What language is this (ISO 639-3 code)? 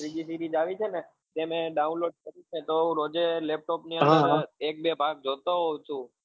guj